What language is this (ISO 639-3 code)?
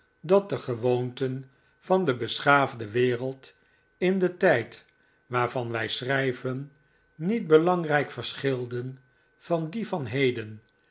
nld